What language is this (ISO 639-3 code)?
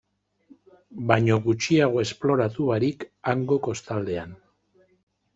eus